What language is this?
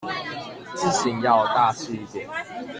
Chinese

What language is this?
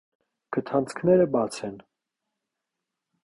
Armenian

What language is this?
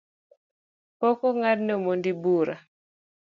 Luo (Kenya and Tanzania)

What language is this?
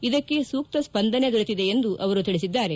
Kannada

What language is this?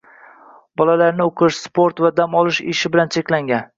Uzbek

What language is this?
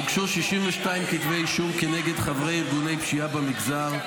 Hebrew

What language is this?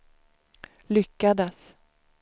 Swedish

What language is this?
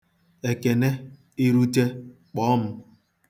Igbo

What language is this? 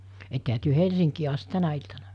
Finnish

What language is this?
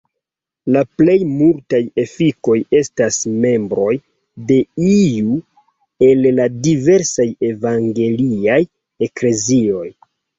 Esperanto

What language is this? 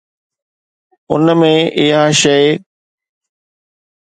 Sindhi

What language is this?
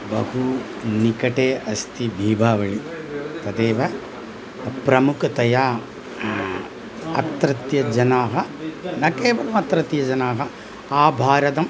Sanskrit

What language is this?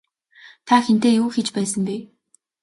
Mongolian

